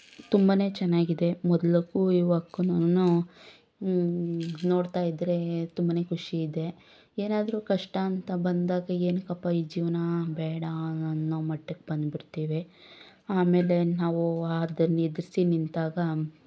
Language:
Kannada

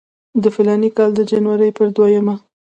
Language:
Pashto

